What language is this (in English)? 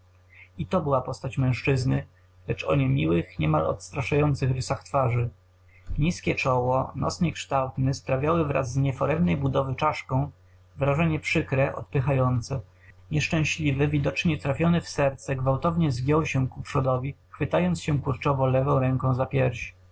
Polish